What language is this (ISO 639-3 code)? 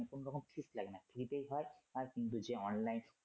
ben